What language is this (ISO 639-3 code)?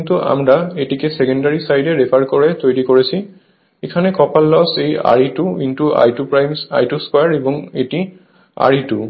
ben